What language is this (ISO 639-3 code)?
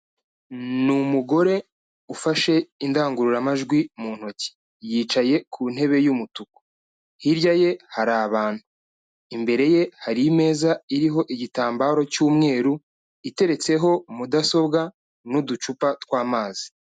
kin